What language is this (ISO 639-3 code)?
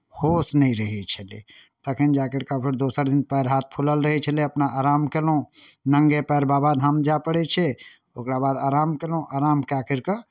mai